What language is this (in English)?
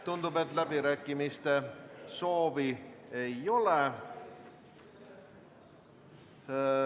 Estonian